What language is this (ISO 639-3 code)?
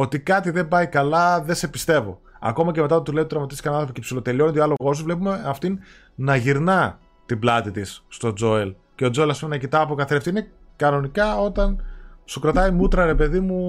ell